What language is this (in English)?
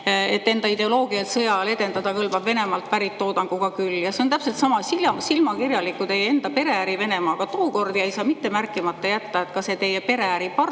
Estonian